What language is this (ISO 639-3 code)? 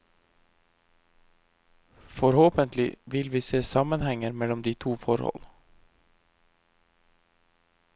nor